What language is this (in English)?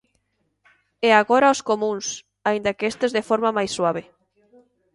Galician